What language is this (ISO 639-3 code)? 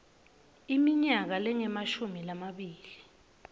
ssw